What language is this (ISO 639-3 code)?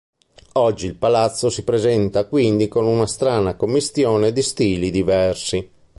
ita